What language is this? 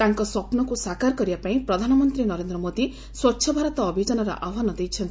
Odia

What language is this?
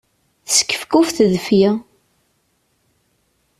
Kabyle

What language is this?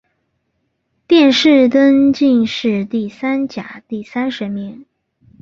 Chinese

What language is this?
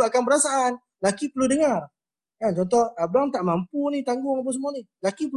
Malay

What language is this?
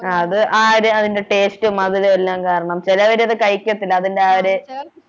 Malayalam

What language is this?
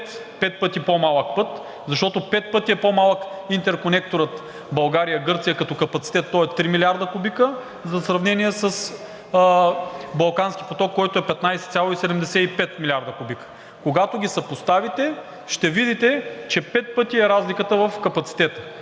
Bulgarian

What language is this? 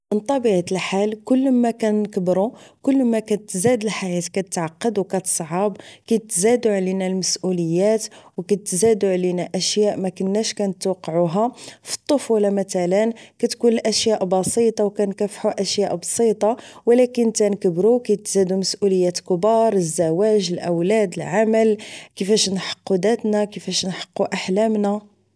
Moroccan Arabic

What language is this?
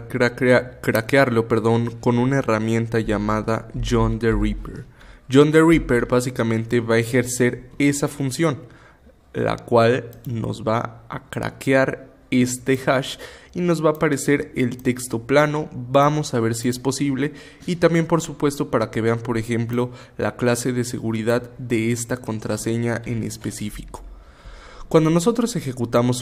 Spanish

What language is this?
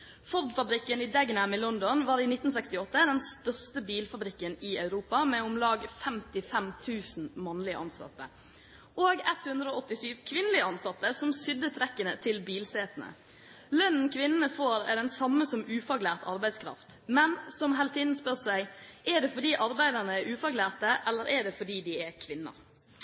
Norwegian Bokmål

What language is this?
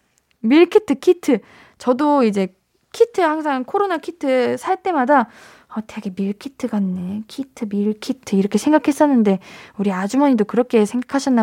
Korean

